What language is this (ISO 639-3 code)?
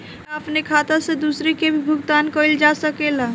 bho